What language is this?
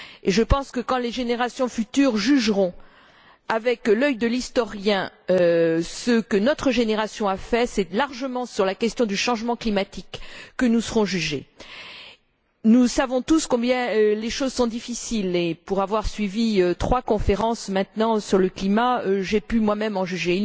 French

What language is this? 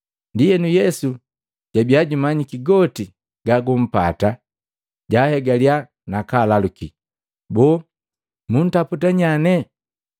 Matengo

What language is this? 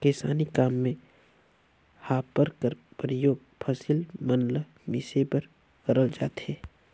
Chhattisgarhi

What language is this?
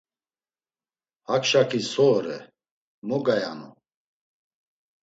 Laz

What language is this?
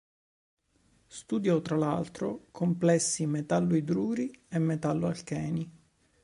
Italian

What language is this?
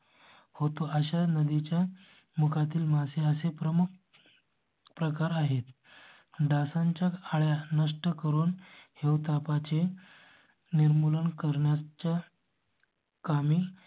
Marathi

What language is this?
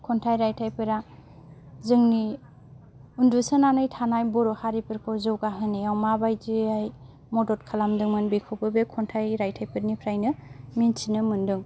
Bodo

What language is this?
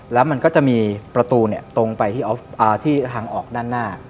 Thai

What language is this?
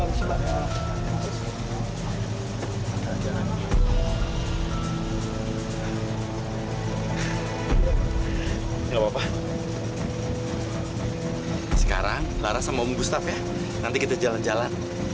Indonesian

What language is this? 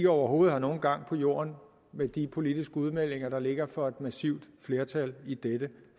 Danish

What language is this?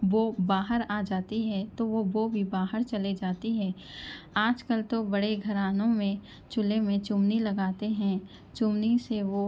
Urdu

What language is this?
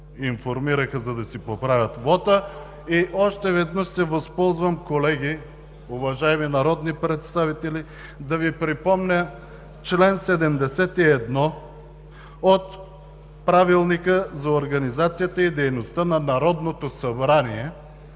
Bulgarian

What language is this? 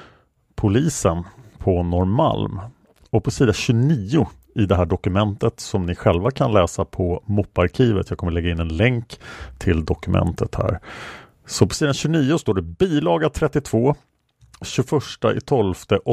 Swedish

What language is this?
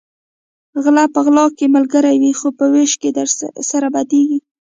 Pashto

